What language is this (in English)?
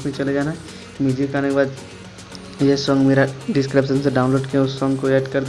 Hindi